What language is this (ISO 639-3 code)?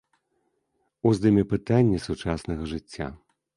bel